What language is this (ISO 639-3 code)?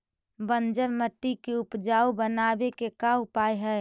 mag